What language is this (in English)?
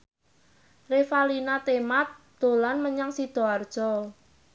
Javanese